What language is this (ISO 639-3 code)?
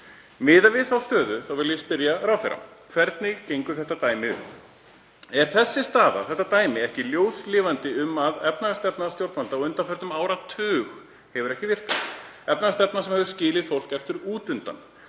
isl